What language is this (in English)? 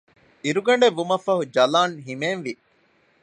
Divehi